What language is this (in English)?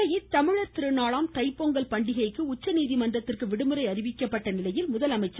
Tamil